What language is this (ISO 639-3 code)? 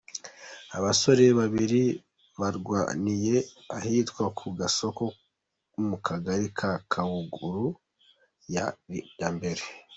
kin